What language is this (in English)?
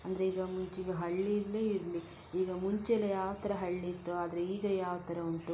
Kannada